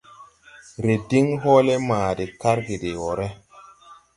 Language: Tupuri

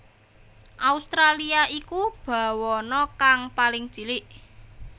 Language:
Javanese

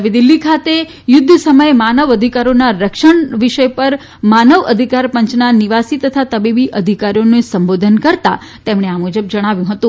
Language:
Gujarati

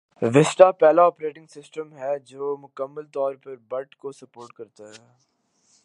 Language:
Urdu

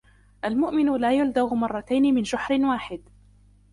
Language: Arabic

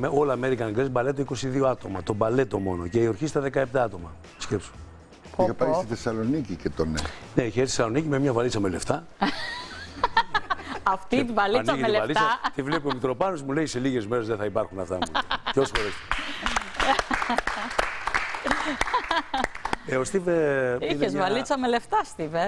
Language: Greek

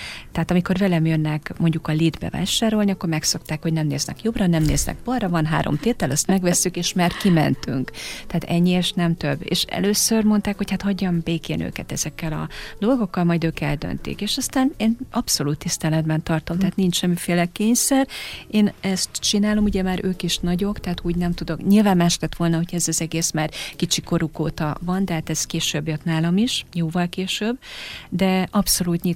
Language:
Hungarian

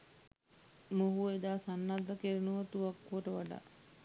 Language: Sinhala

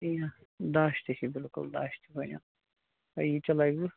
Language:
Kashmiri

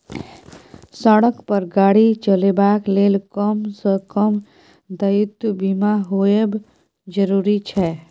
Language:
Maithili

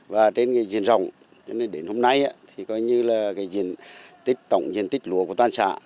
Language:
Vietnamese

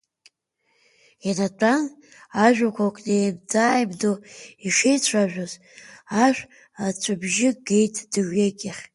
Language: Abkhazian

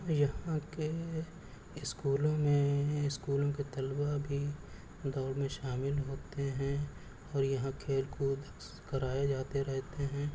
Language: Urdu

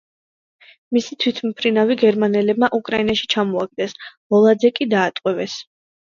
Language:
Georgian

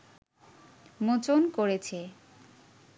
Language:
Bangla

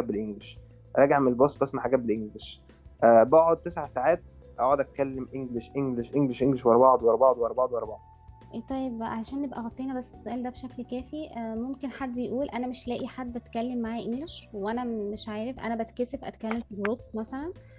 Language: Arabic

